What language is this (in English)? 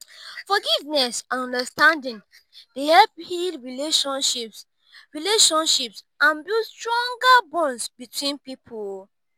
Nigerian Pidgin